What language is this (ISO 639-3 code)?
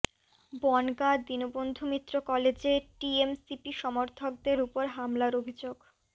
ben